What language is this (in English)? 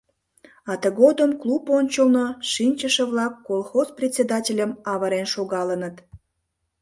Mari